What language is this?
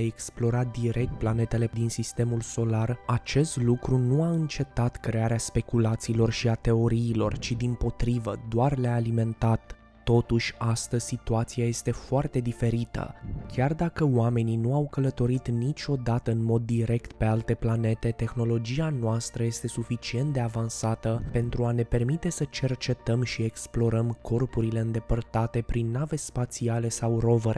Romanian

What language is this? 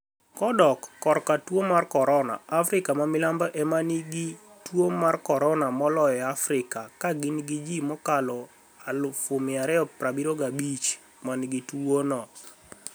Luo (Kenya and Tanzania)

